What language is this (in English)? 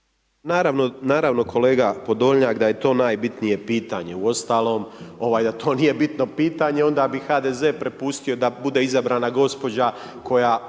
Croatian